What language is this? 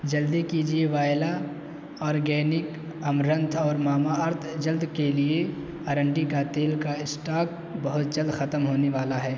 Urdu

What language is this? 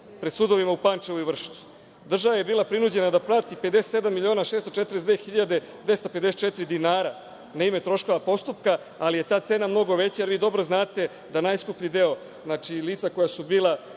Serbian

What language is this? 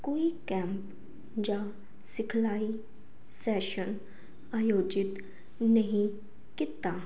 Punjabi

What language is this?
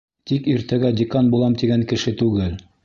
Bashkir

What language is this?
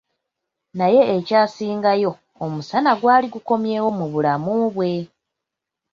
Ganda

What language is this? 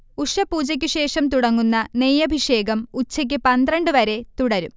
Malayalam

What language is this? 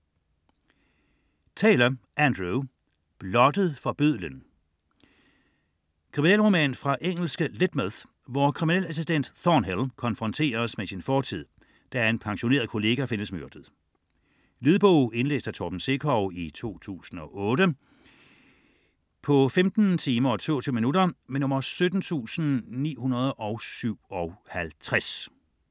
Danish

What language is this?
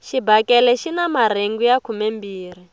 Tsonga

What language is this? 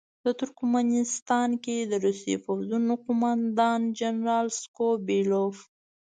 Pashto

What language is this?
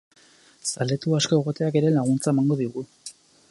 Basque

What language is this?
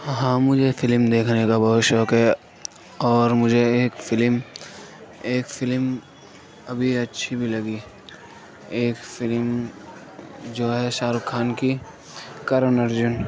Urdu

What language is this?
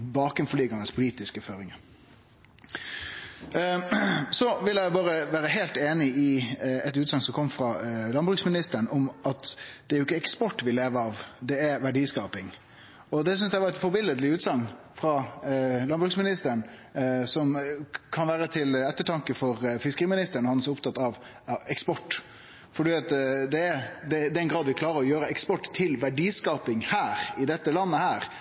Norwegian Nynorsk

